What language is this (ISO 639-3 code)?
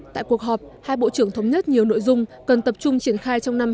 vie